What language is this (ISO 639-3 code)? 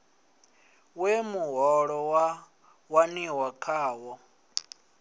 ven